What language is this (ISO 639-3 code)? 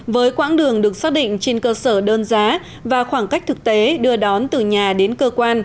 vie